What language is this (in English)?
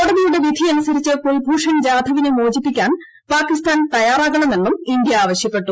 Malayalam